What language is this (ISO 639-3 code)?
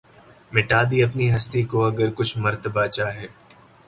urd